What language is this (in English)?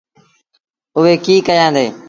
Sindhi Bhil